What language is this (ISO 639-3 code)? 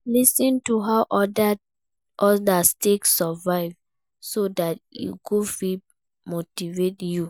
pcm